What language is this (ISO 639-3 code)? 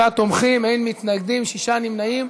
heb